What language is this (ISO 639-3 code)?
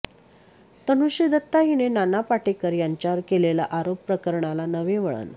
mar